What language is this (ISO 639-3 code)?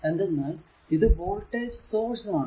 mal